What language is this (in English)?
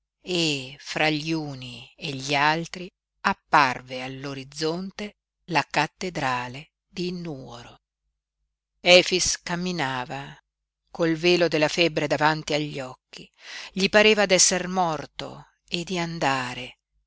Italian